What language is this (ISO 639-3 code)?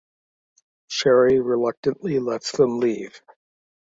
eng